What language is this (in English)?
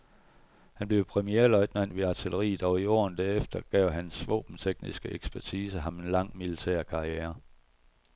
Danish